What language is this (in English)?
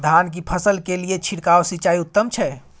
Maithili